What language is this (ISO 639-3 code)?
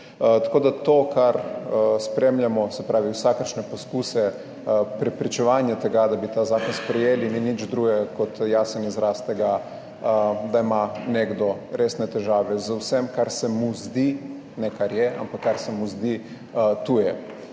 slv